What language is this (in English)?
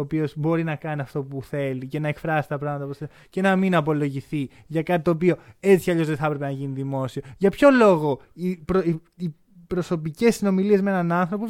Greek